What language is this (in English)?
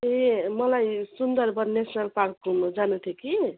Nepali